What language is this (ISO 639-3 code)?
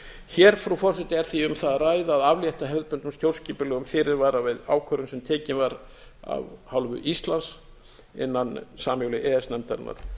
isl